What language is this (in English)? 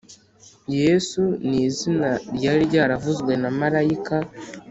Kinyarwanda